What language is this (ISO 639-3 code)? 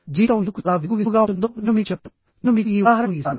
tel